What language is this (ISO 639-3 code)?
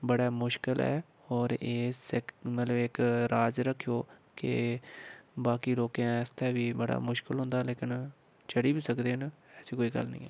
doi